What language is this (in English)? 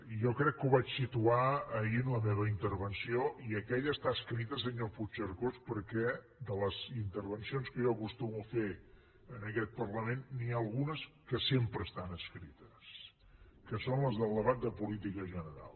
Catalan